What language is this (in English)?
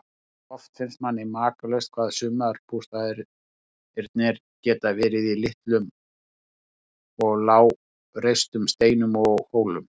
Icelandic